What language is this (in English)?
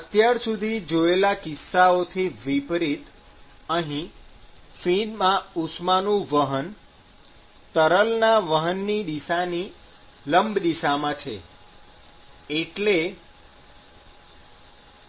Gujarati